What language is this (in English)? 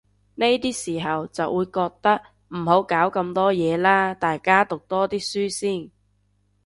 Cantonese